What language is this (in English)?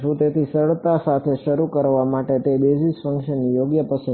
Gujarati